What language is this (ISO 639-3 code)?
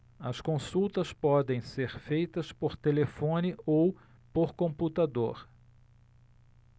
por